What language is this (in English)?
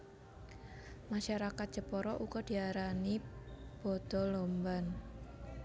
Javanese